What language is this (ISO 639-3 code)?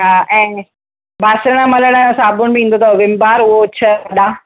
snd